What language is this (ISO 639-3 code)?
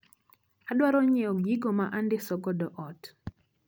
luo